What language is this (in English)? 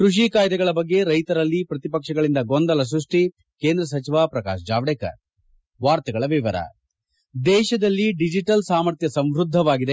Kannada